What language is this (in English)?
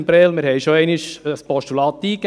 Swiss German